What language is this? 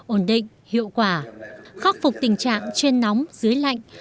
Vietnamese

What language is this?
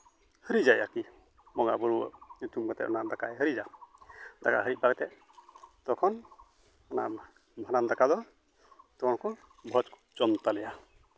Santali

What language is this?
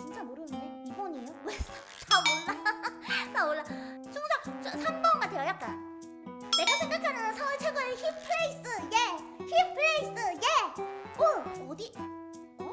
Korean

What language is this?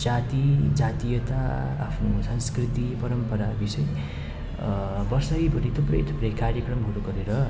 Nepali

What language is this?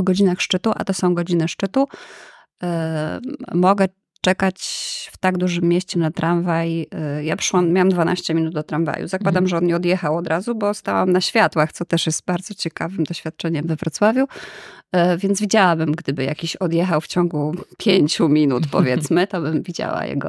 Polish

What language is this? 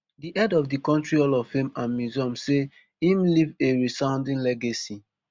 Nigerian Pidgin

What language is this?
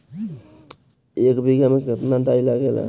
Bhojpuri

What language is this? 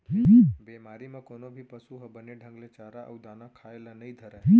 Chhattisgarhi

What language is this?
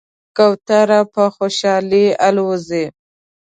Pashto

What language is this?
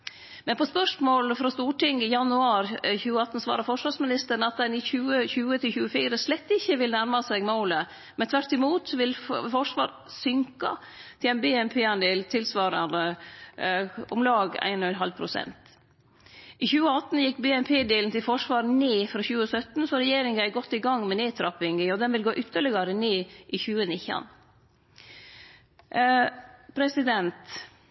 Norwegian Nynorsk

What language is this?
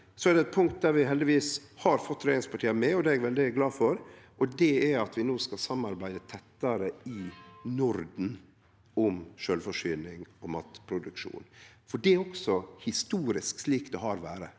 Norwegian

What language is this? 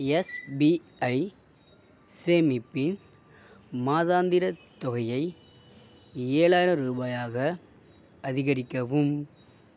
Tamil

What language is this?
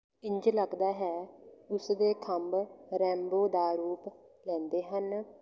Punjabi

